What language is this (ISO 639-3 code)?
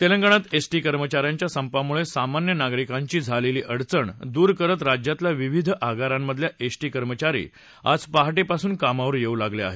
mar